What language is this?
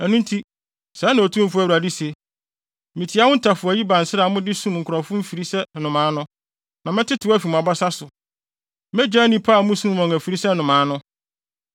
Akan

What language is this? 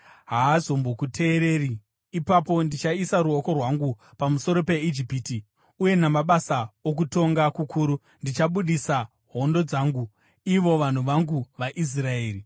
Shona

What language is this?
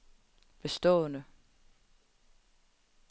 Danish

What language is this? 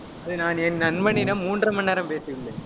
Tamil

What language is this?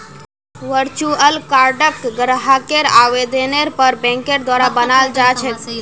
Magahi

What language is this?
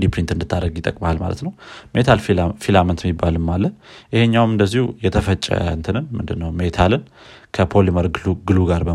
Amharic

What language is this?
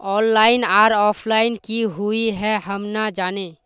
Magahi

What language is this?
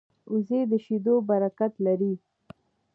Pashto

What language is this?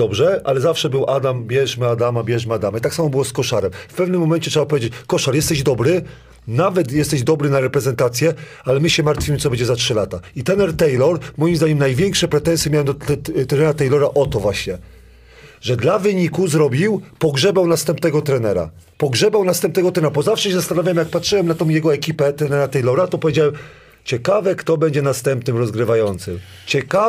Polish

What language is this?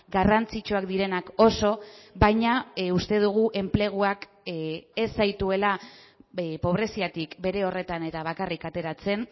Basque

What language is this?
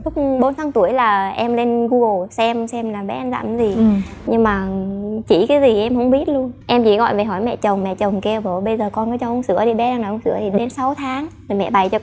Vietnamese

